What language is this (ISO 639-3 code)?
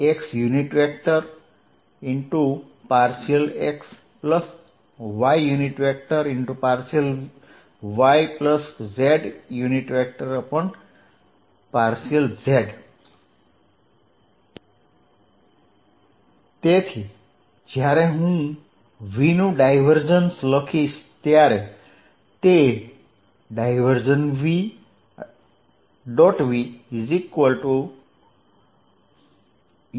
guj